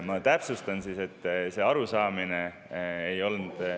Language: Estonian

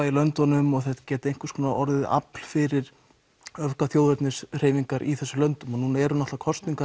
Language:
Icelandic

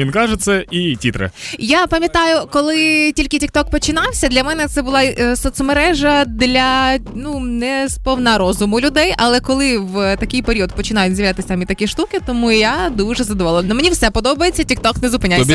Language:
Ukrainian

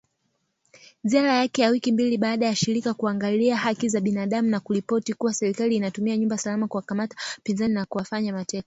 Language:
Swahili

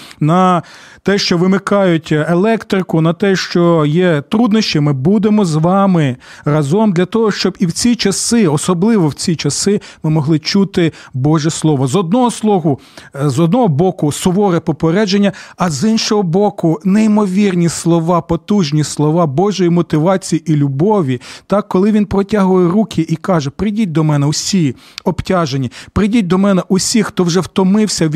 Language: Ukrainian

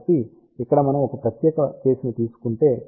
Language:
Telugu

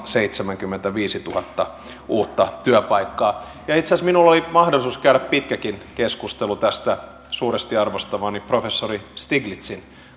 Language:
Finnish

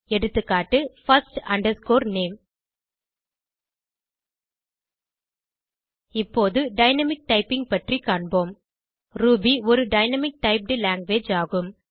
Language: Tamil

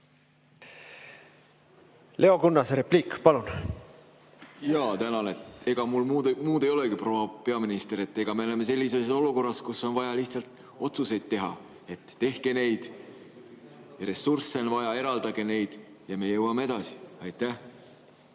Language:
Estonian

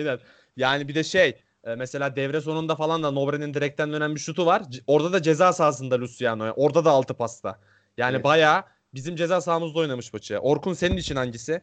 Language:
Turkish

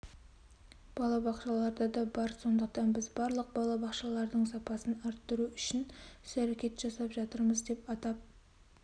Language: Kazakh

